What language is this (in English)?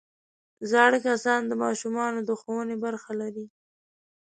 Pashto